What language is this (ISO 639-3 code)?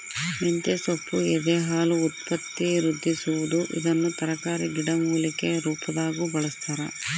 kan